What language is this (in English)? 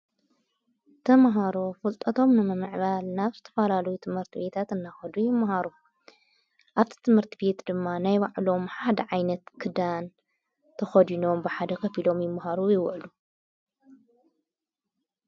Tigrinya